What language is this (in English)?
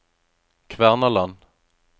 Norwegian